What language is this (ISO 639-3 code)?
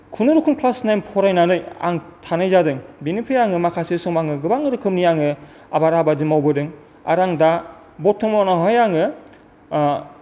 brx